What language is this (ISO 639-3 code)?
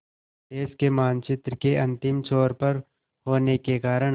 hin